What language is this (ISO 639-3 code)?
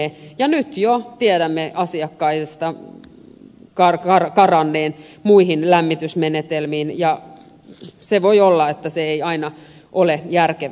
fin